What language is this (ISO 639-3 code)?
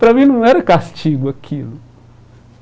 por